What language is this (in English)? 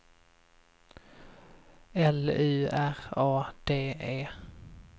Swedish